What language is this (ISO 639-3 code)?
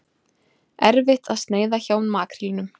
isl